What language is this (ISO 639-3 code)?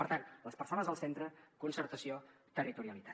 cat